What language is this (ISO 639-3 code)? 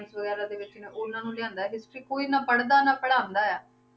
pan